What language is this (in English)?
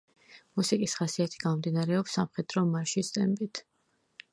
Georgian